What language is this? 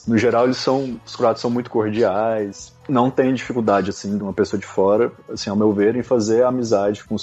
Portuguese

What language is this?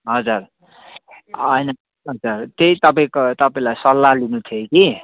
Nepali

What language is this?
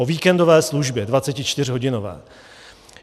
Czech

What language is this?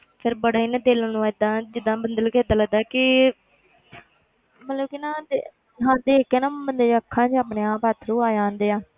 Punjabi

